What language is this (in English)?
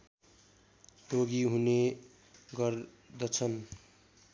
Nepali